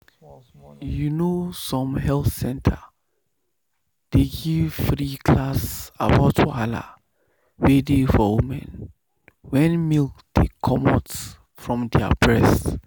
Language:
Nigerian Pidgin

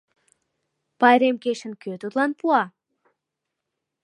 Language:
Mari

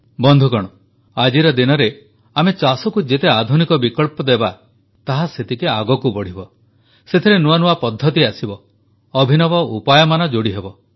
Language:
Odia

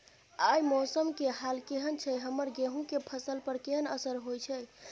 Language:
Maithili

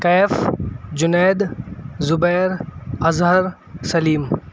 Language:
Urdu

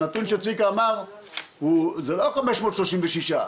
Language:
Hebrew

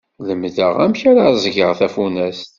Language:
Kabyle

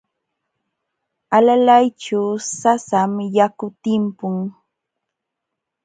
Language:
Jauja Wanca Quechua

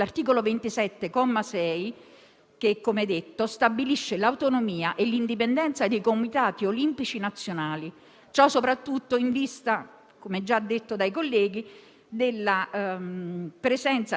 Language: Italian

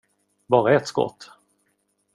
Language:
Swedish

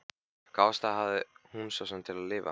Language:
Icelandic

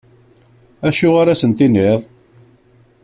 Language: Kabyle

